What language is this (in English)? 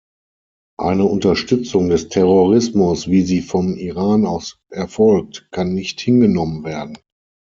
German